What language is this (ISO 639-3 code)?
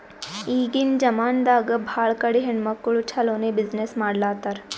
kan